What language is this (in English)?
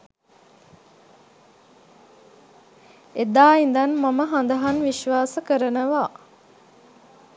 Sinhala